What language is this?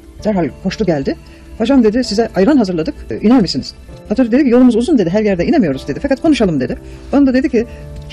Turkish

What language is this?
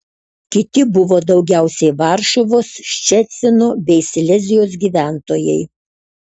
Lithuanian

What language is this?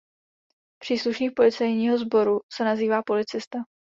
Czech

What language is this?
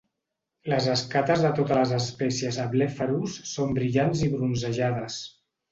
Catalan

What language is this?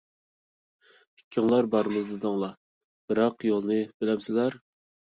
Uyghur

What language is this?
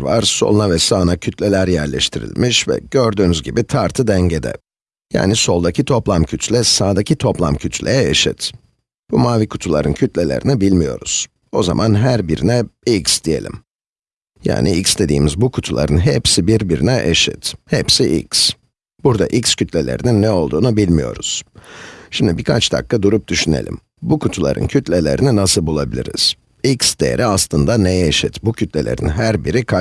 Turkish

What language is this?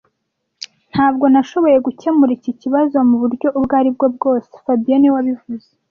Kinyarwanda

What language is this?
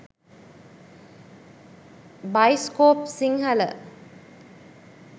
Sinhala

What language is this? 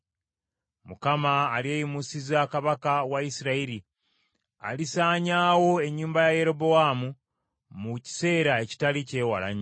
Ganda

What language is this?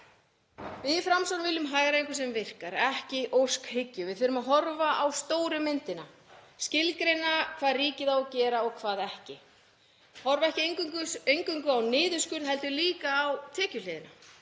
Icelandic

